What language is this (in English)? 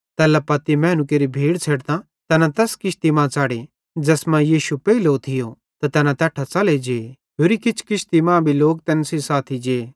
Bhadrawahi